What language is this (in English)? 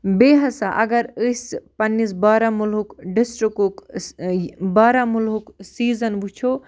Kashmiri